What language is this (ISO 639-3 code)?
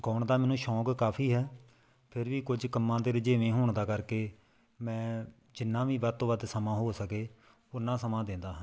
pan